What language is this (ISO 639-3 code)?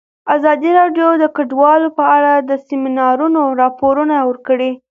pus